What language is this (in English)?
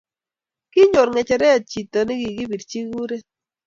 Kalenjin